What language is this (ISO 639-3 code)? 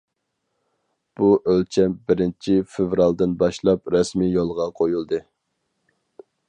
uig